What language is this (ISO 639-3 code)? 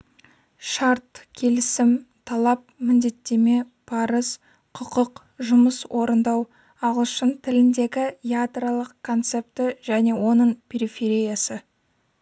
kaz